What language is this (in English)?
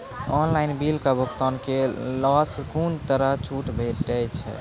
Maithili